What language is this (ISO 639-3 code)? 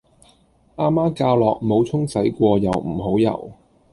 yue